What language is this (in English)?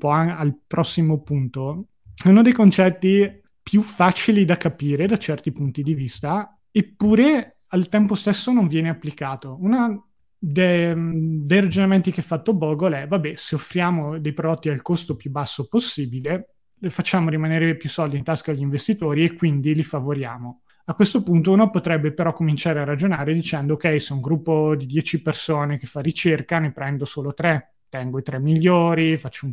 Italian